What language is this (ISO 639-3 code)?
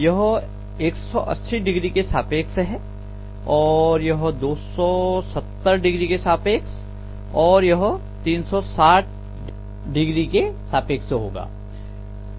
hin